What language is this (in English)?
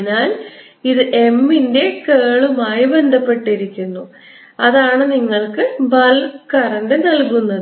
Malayalam